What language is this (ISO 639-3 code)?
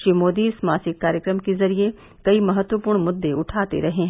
hin